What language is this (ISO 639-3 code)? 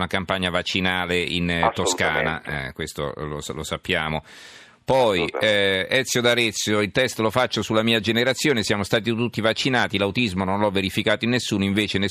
ita